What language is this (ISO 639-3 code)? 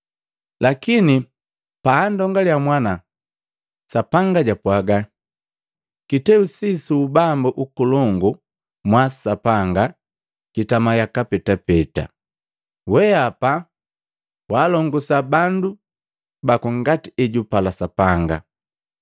mgv